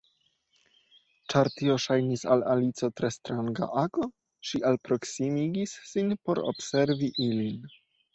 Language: Esperanto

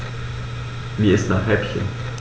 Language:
German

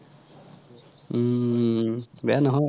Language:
Assamese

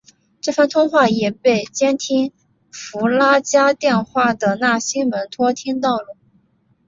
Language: Chinese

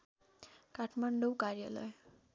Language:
Nepali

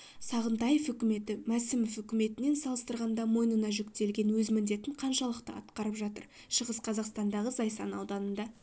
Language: Kazakh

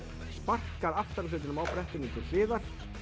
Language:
Icelandic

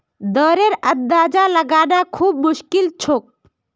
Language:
Magahi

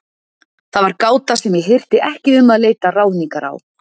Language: Icelandic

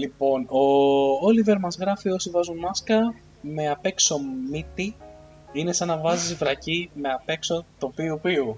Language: Greek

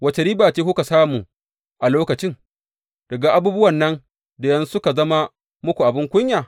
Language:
Hausa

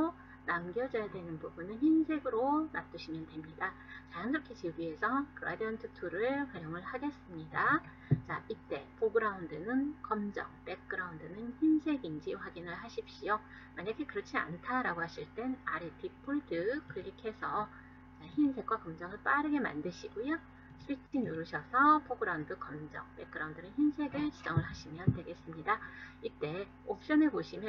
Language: Korean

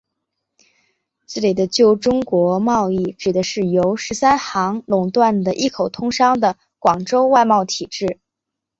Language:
Chinese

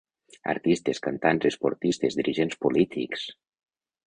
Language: Catalan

